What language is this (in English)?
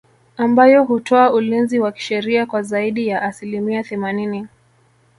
Swahili